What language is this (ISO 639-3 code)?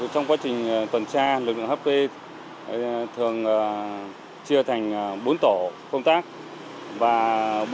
vie